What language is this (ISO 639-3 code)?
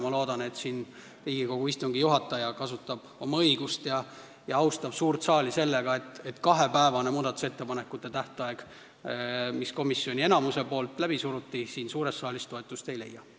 est